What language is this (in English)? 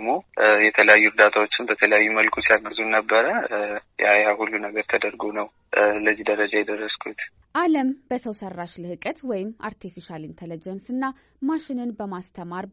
Amharic